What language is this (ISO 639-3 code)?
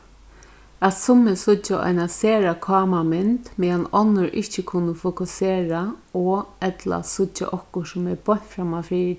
fao